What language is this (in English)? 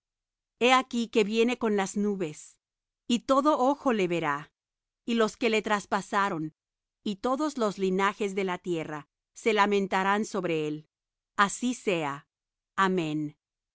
Spanish